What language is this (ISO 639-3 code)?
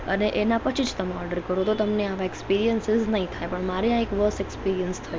guj